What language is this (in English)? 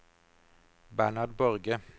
Norwegian